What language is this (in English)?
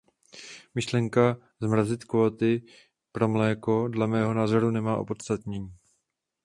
Czech